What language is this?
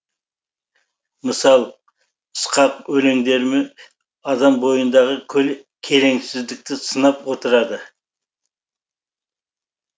Kazakh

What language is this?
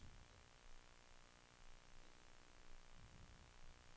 Swedish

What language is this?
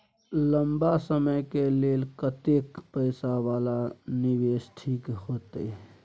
Maithili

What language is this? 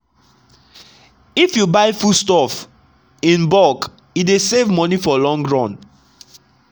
Nigerian Pidgin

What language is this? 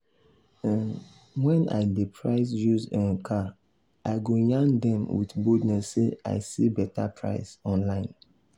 Nigerian Pidgin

